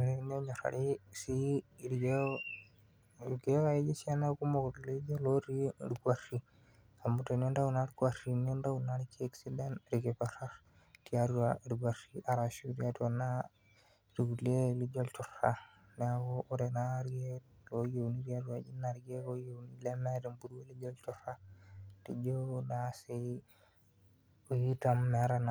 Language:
Masai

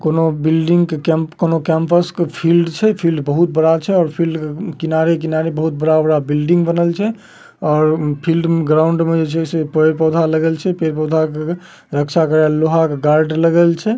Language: Magahi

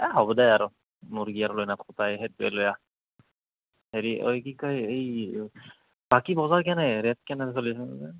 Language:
Assamese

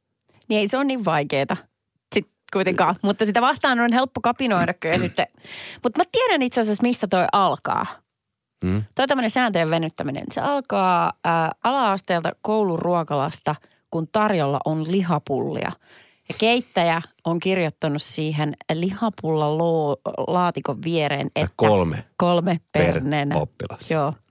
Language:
Finnish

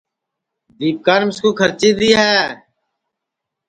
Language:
Sansi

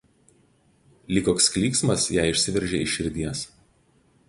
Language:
Lithuanian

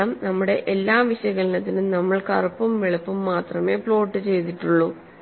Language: Malayalam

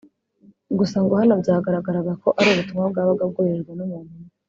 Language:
Kinyarwanda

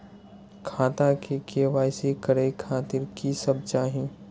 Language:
Maithili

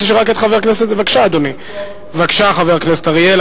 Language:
Hebrew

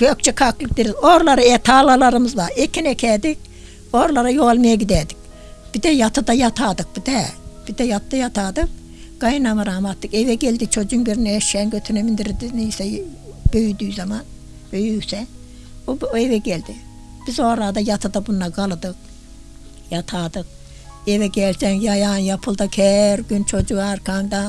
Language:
Turkish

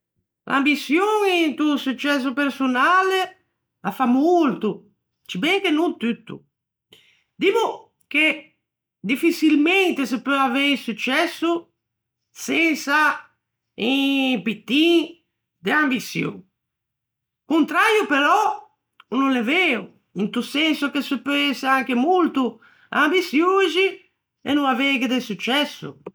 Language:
Ligurian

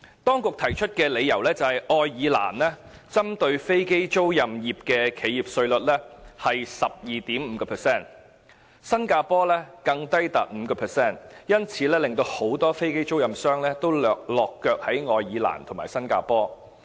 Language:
Cantonese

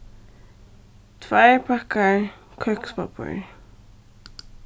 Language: Faroese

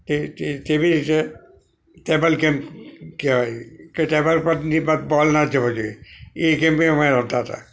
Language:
Gujarati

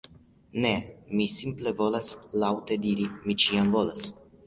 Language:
Esperanto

